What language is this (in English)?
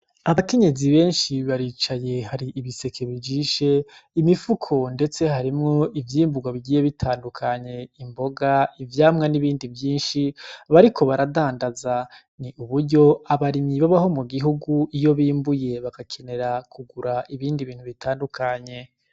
Rundi